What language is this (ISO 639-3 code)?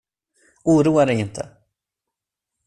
swe